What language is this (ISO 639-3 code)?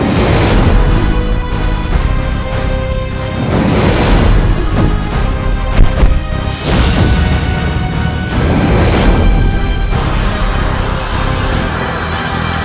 ind